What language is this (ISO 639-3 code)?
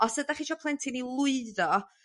cym